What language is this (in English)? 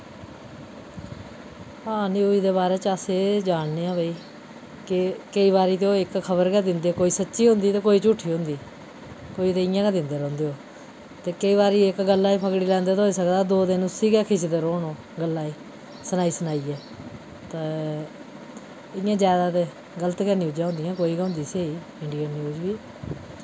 Dogri